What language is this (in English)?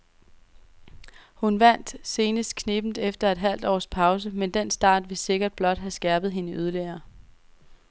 Danish